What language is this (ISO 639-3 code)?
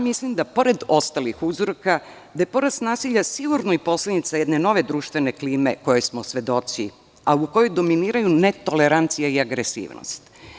srp